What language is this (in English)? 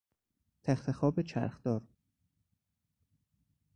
Persian